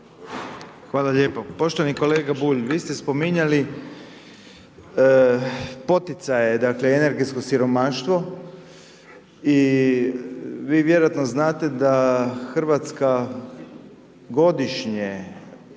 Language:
Croatian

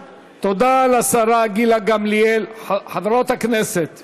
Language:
Hebrew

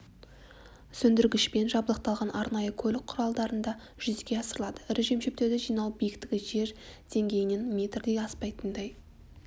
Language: Kazakh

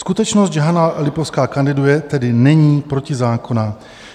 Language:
Czech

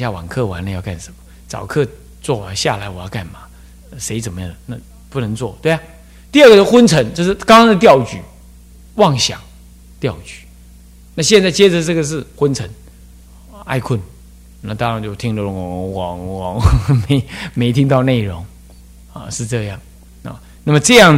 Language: Chinese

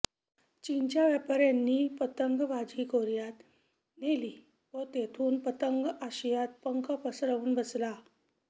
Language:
Marathi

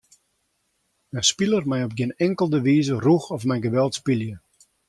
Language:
Western Frisian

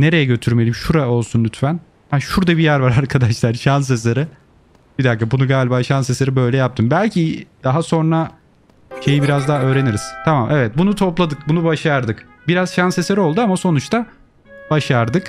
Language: Turkish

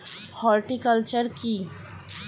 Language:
Bangla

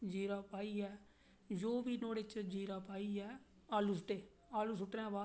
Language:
Dogri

